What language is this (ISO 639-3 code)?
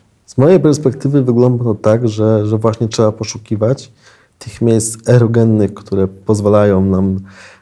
pol